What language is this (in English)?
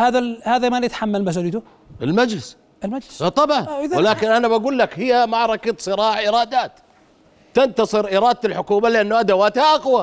Arabic